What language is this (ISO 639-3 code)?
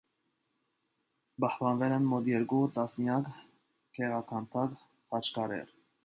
hye